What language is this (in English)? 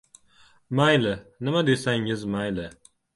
Uzbek